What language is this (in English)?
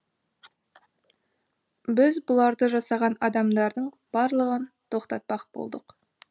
Kazakh